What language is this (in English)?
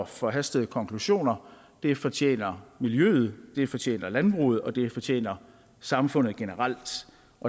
Danish